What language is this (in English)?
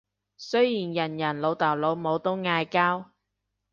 Cantonese